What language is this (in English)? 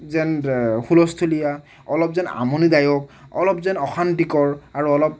Assamese